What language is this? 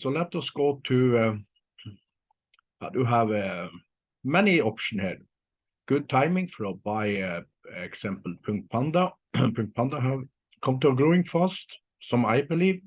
English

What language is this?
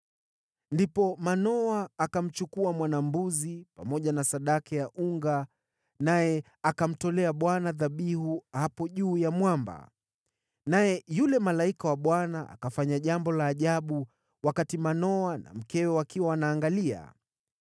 Swahili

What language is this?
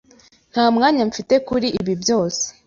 Kinyarwanda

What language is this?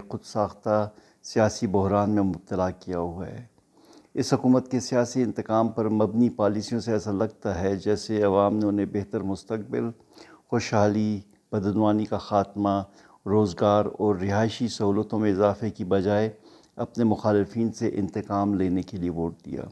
Urdu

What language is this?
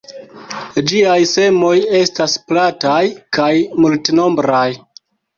Esperanto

